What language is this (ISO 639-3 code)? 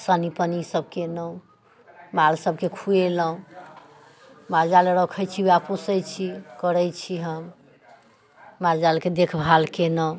mai